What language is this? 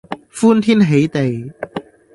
Cantonese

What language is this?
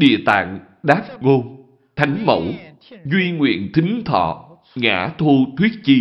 Vietnamese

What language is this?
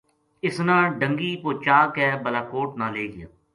Gujari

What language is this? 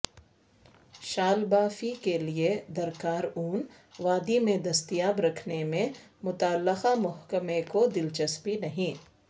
Urdu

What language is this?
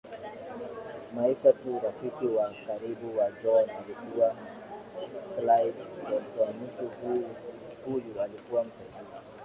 Swahili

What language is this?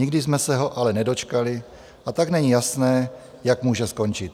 Czech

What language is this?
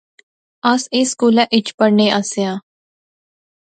Pahari-Potwari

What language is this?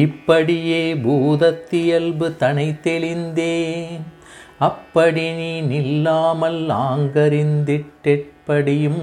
Tamil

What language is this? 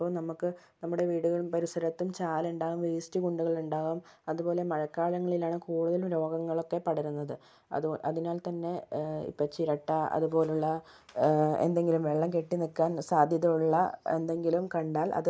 Malayalam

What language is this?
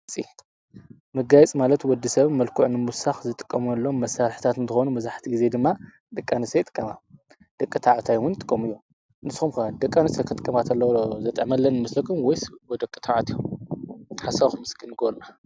Tigrinya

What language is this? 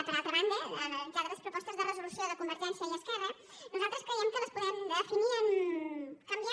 Catalan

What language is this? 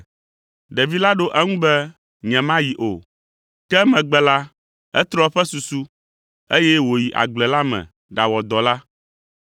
Ewe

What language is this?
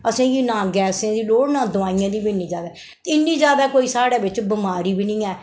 Dogri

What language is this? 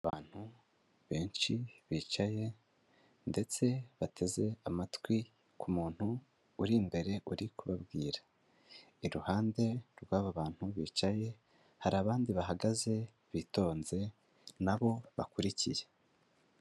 Kinyarwanda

